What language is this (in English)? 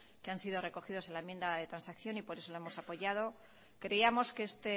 Spanish